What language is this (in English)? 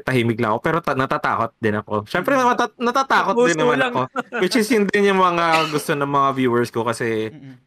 Filipino